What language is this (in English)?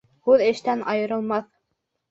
Bashkir